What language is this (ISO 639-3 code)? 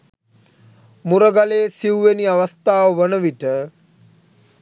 sin